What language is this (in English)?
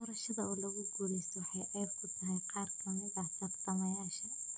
Somali